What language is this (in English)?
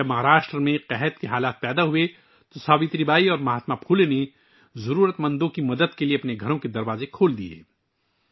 Urdu